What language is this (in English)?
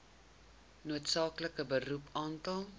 Afrikaans